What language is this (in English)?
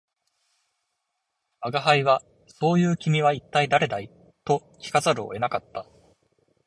Japanese